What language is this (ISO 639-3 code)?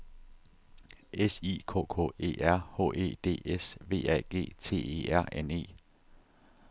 dan